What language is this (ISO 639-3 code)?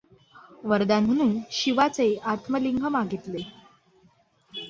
mar